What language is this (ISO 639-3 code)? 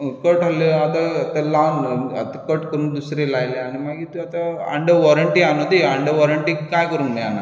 kok